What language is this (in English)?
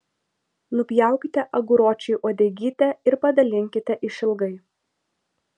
Lithuanian